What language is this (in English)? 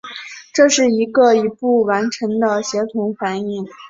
Chinese